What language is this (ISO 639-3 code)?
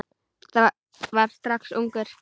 isl